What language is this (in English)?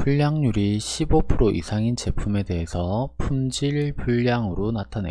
Korean